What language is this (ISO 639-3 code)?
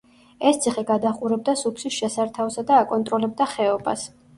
kat